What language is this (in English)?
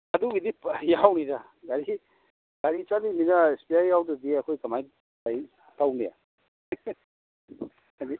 Manipuri